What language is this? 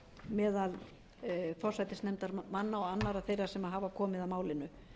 Icelandic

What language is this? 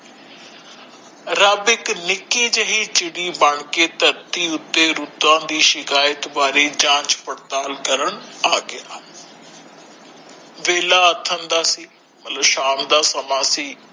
Punjabi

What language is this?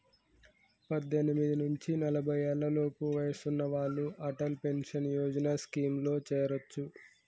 Telugu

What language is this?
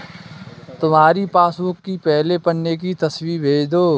Hindi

